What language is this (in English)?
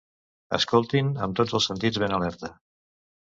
Catalan